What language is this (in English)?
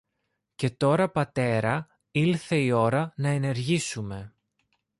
Greek